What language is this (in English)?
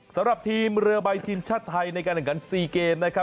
Thai